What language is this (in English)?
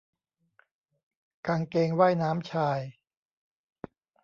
Thai